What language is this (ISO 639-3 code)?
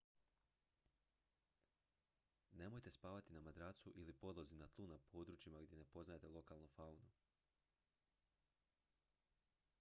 hrv